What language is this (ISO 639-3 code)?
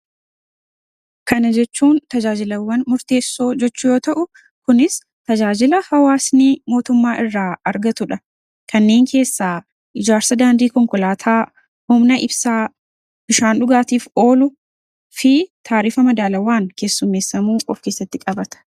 orm